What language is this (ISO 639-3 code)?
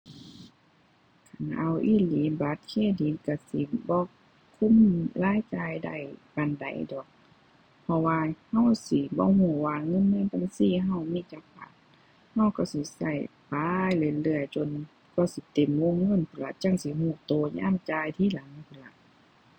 tha